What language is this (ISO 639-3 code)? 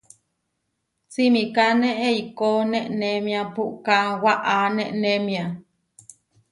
var